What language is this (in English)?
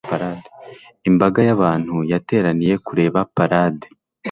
Kinyarwanda